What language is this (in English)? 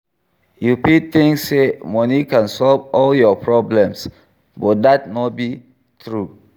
Nigerian Pidgin